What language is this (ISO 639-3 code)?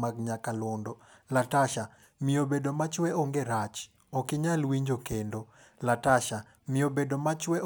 luo